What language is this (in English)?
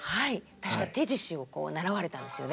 Japanese